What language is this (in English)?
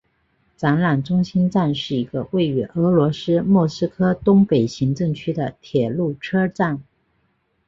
Chinese